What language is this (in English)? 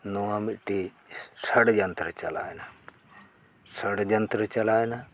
Santali